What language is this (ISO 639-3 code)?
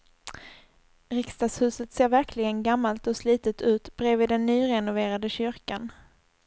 swe